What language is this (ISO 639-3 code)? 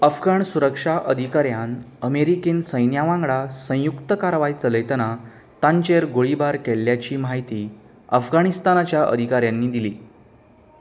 kok